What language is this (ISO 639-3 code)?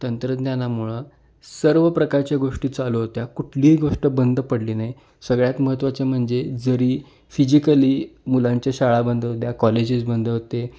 mar